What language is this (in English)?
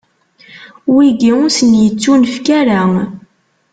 Kabyle